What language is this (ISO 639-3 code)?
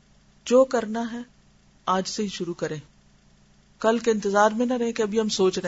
urd